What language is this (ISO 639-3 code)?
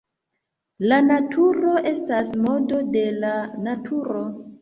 epo